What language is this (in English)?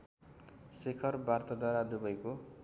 Nepali